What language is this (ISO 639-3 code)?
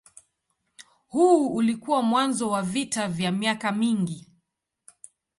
swa